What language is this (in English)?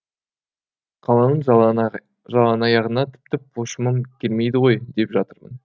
Kazakh